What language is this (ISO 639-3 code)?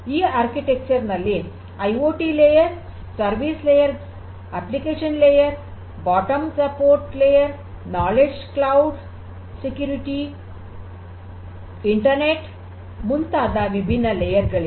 kan